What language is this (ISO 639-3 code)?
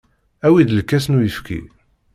kab